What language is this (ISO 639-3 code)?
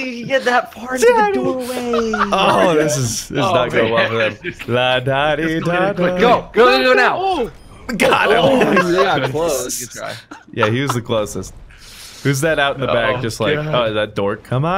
eng